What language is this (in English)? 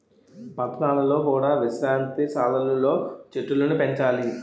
Telugu